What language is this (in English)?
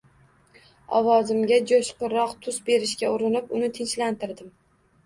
Uzbek